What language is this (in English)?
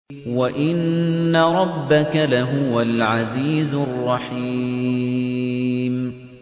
Arabic